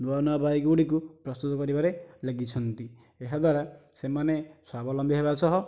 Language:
Odia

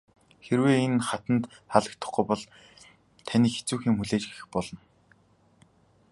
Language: Mongolian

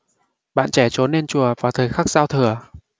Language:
Vietnamese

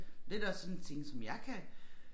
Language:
Danish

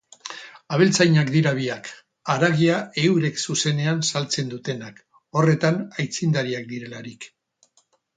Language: Basque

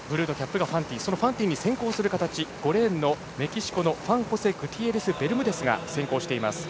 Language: Japanese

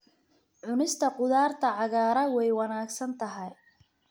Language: Somali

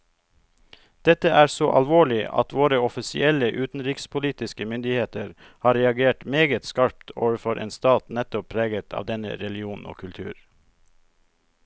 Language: Norwegian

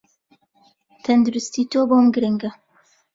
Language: Central Kurdish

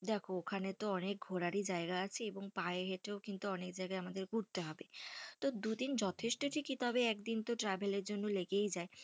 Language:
Bangla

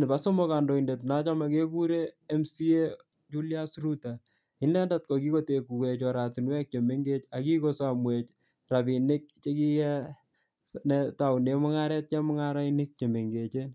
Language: Kalenjin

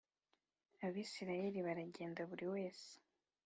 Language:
Kinyarwanda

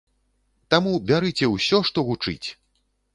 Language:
Belarusian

